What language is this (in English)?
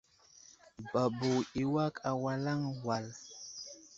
Wuzlam